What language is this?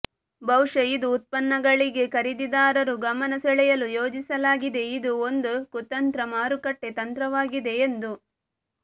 Kannada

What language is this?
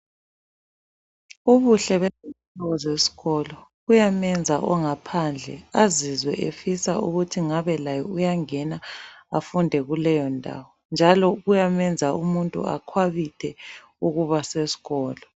North Ndebele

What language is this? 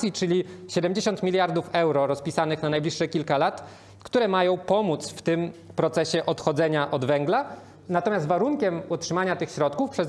Polish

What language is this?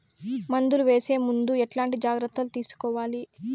Telugu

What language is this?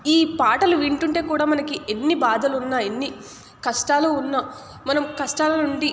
Telugu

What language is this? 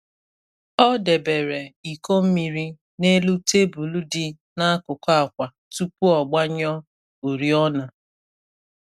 Igbo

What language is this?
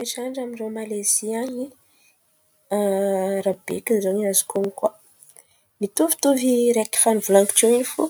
Antankarana Malagasy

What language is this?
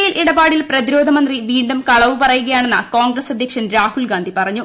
Malayalam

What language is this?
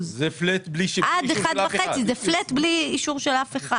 Hebrew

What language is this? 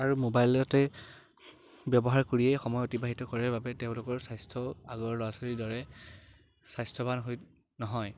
Assamese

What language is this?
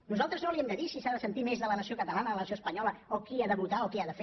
Catalan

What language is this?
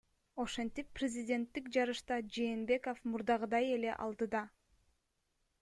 Kyrgyz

